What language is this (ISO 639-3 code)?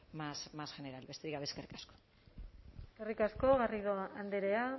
eus